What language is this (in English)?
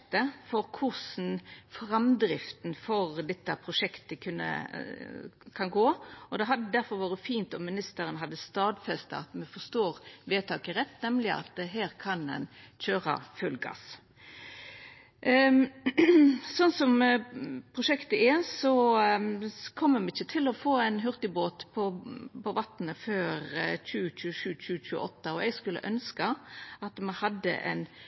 Norwegian Nynorsk